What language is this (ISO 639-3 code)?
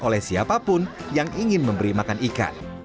ind